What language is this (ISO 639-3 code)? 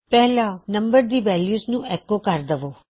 pan